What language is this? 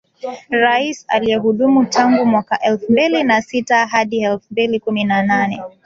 Swahili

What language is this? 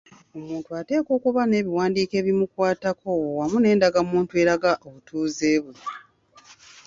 Ganda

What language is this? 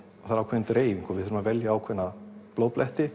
Icelandic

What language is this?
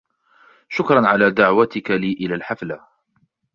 Arabic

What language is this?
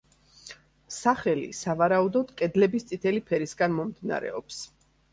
Georgian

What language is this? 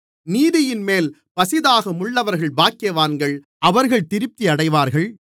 Tamil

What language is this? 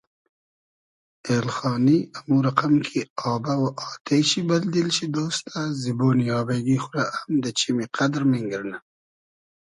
Hazaragi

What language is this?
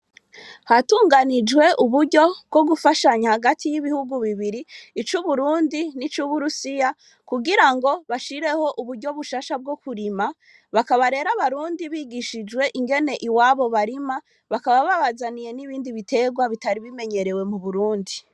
Rundi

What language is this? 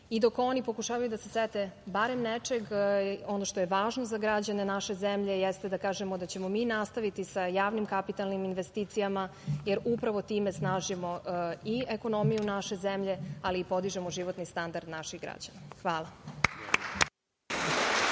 Serbian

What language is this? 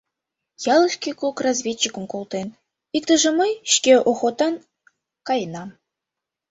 Mari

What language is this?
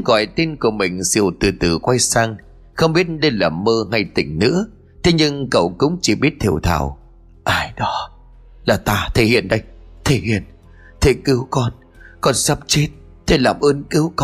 Vietnamese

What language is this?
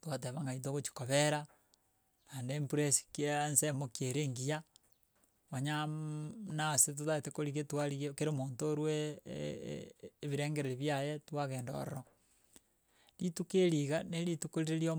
Gusii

